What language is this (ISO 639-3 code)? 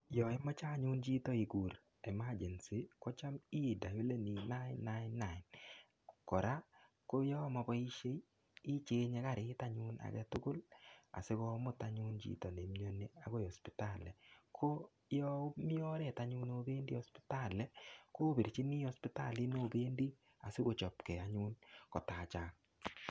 kln